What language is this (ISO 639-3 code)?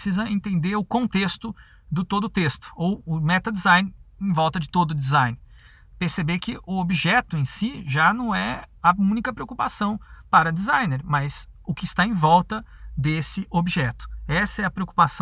por